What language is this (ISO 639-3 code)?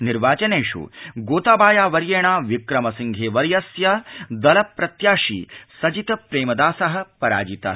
san